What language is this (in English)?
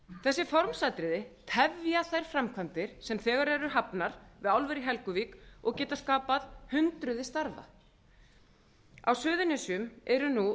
Icelandic